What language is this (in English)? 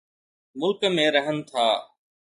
Sindhi